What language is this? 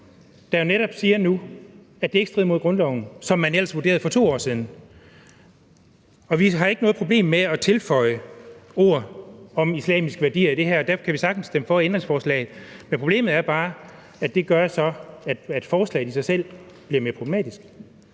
Danish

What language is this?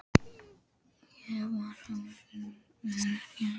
Icelandic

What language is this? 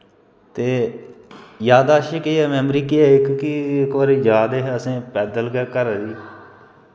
Dogri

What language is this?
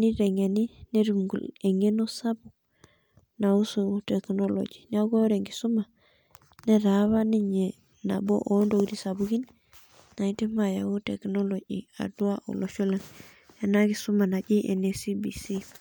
Masai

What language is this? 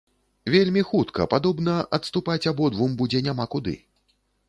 Belarusian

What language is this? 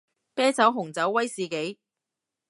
Cantonese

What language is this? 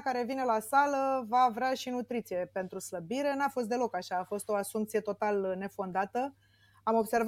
Romanian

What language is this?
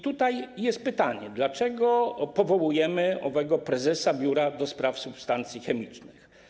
Polish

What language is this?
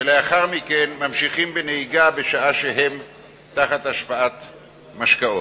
Hebrew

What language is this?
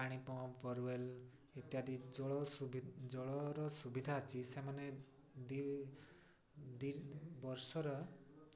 Odia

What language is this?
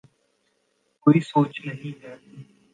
Urdu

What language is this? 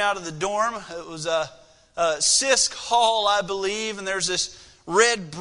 English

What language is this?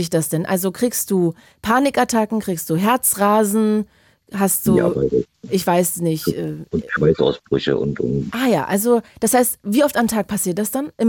German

